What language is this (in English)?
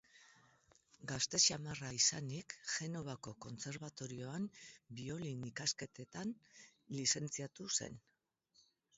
Basque